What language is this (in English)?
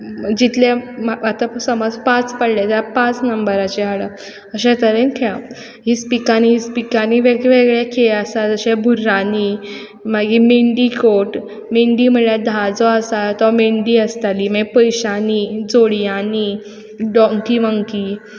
Konkani